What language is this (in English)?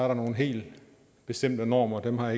Danish